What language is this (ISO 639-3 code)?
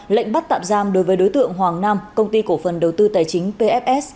vie